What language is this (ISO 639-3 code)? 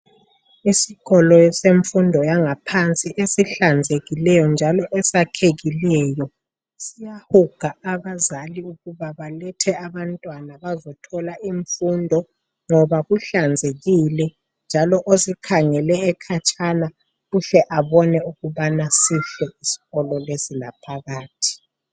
nde